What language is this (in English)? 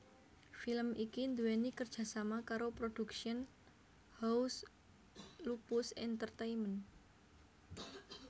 Javanese